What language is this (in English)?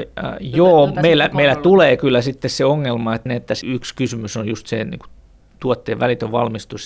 Finnish